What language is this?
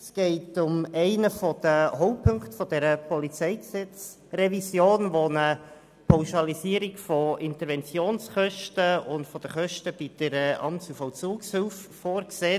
Swiss German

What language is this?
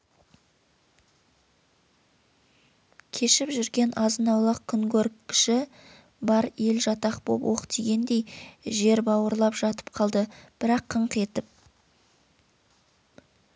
Kazakh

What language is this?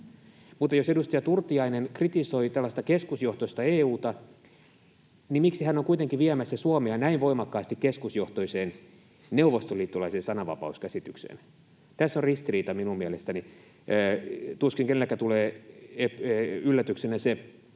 Finnish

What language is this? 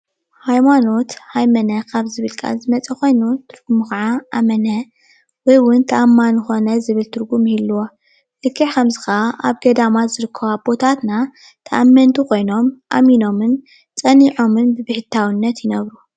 Tigrinya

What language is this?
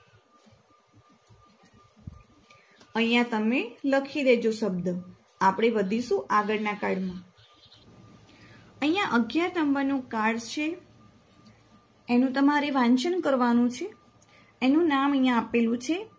Gujarati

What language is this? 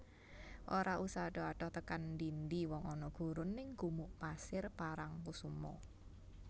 Javanese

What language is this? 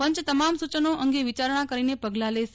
Gujarati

